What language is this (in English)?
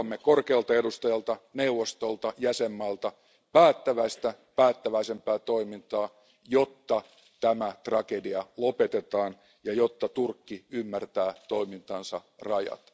Finnish